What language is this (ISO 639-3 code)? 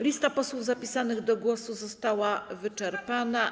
pol